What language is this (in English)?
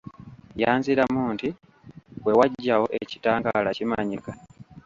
Ganda